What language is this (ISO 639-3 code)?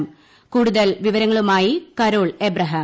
mal